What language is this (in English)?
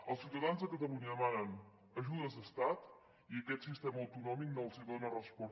Catalan